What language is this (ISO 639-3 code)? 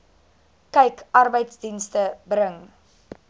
afr